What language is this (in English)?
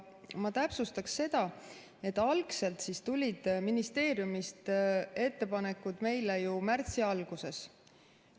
Estonian